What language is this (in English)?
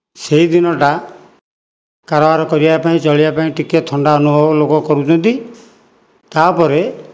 Odia